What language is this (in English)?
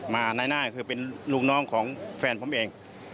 Thai